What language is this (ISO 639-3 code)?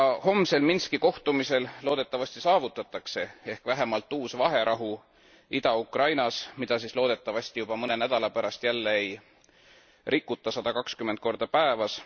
est